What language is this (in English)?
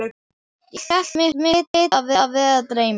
Icelandic